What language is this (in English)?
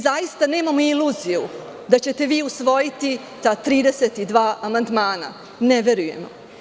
Serbian